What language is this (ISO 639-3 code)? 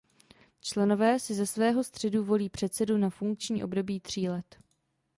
ces